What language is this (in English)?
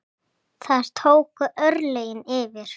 Icelandic